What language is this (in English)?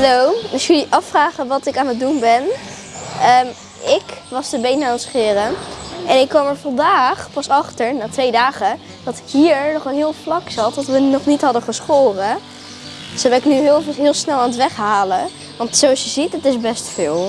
Dutch